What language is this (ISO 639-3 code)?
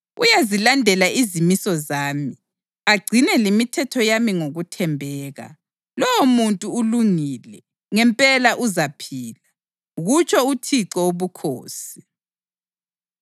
nde